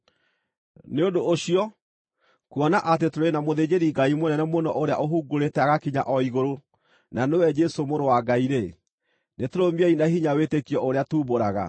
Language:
Kikuyu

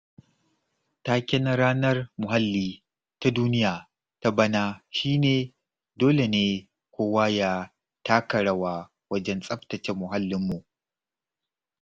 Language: Hausa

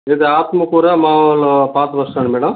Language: Telugu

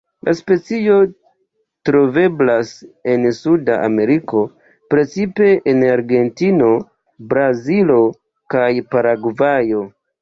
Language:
Esperanto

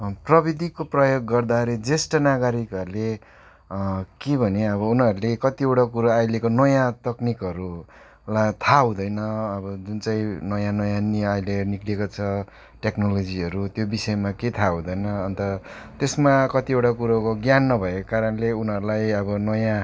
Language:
Nepali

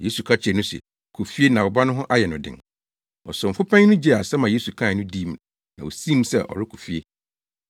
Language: Akan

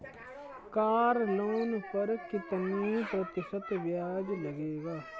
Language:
Hindi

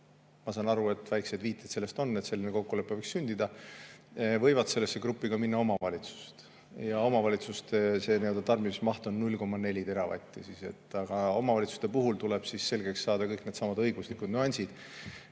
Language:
Estonian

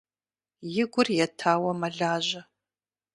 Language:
Kabardian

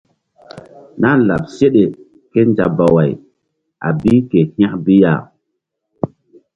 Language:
Mbum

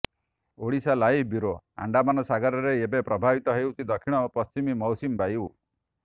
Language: Odia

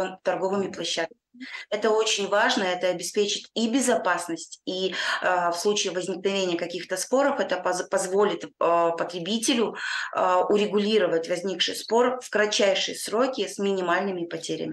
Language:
Russian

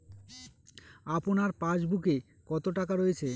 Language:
Bangla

